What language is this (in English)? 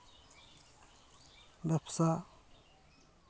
Santali